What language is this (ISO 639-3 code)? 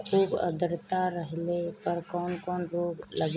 bho